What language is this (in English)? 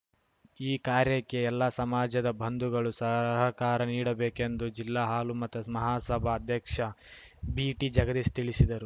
Kannada